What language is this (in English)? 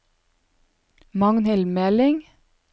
Norwegian